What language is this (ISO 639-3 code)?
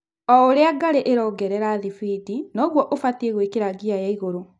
kik